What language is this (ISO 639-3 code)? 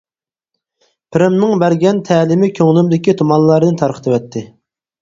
uig